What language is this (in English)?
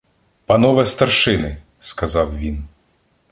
Ukrainian